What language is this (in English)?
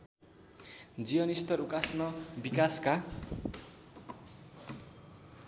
Nepali